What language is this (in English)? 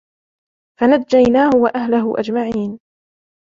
Arabic